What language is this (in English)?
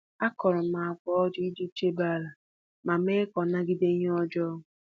Igbo